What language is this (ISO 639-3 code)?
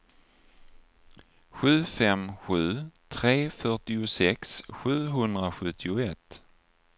swe